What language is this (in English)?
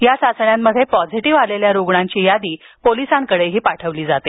Marathi